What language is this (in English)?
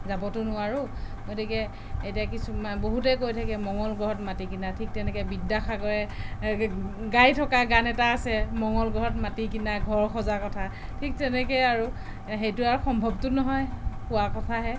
Assamese